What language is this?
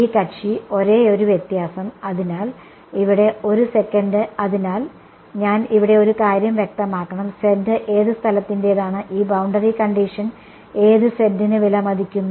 Malayalam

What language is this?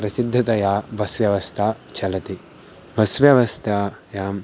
Sanskrit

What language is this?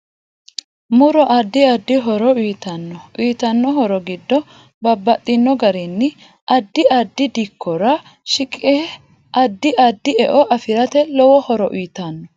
Sidamo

